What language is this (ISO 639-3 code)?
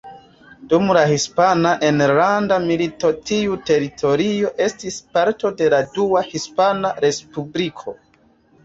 epo